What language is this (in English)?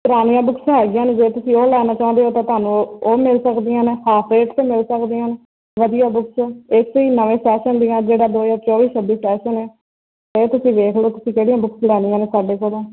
Punjabi